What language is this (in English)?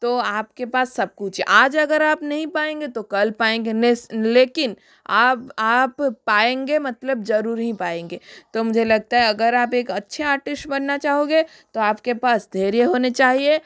Hindi